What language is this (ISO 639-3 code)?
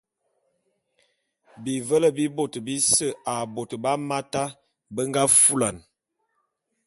bum